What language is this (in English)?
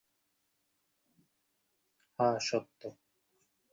Bangla